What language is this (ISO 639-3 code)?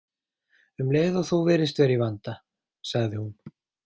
isl